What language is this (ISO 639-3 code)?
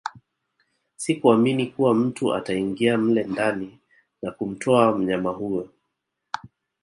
swa